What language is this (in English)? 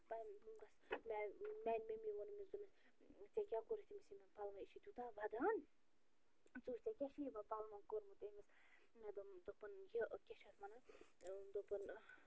Kashmiri